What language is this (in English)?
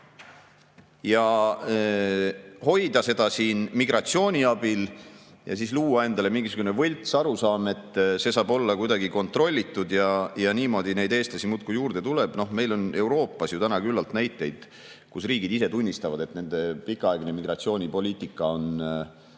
Estonian